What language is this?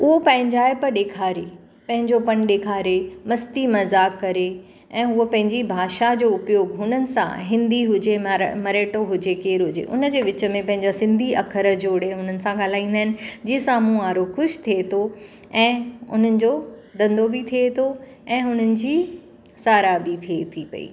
Sindhi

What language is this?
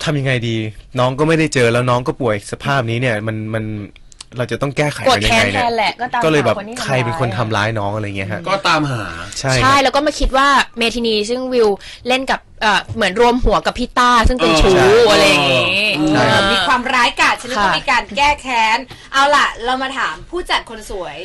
Thai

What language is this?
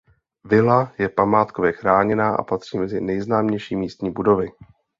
Czech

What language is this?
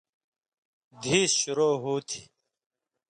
Indus Kohistani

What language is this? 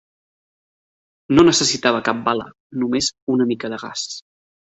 Catalan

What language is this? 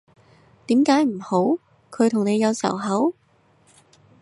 Cantonese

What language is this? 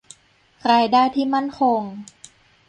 Thai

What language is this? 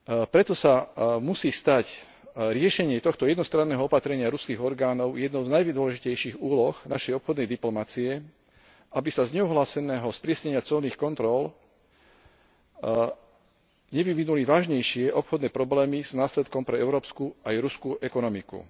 Slovak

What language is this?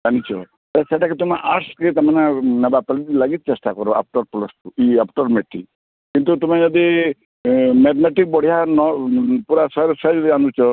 Odia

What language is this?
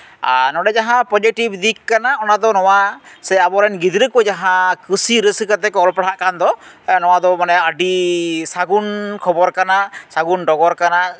Santali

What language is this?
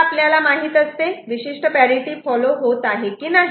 Marathi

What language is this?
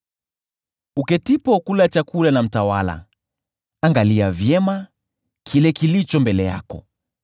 Swahili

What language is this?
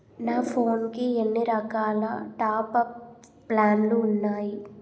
Telugu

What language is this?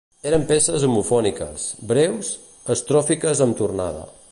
Catalan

